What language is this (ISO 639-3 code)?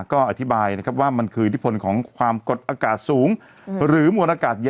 tha